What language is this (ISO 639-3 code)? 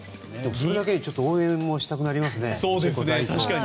jpn